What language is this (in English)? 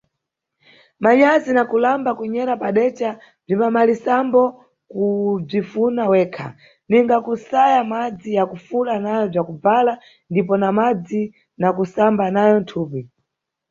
Nyungwe